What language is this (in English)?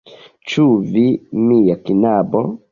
Esperanto